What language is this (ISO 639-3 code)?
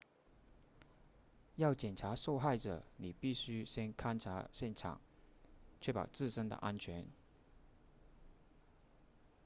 zho